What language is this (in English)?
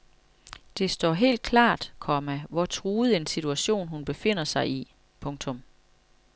Danish